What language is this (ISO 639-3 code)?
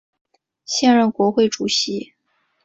zho